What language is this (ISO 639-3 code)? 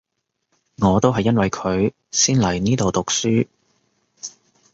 yue